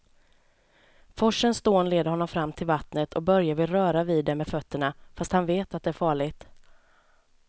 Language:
Swedish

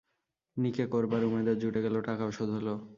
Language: Bangla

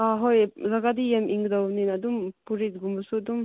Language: Manipuri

